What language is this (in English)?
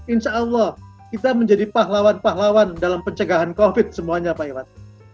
Indonesian